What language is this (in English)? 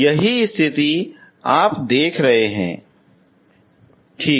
Hindi